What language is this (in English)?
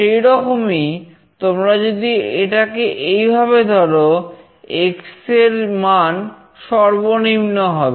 Bangla